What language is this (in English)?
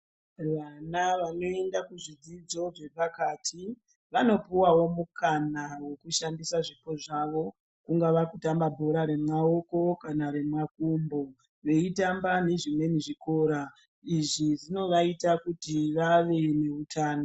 Ndau